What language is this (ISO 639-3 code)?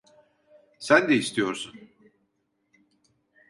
tur